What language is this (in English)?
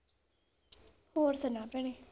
Punjabi